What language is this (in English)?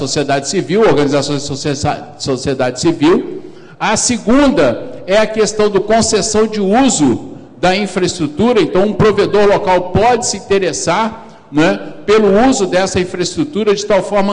Portuguese